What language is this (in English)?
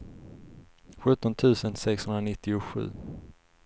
Swedish